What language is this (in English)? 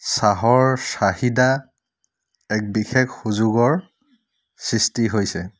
Assamese